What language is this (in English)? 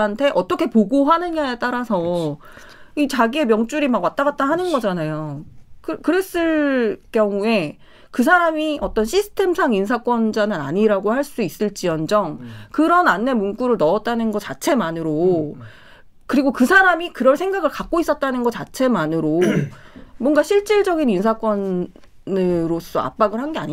Korean